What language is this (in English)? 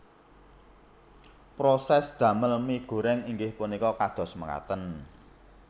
Javanese